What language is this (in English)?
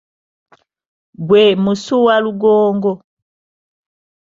Ganda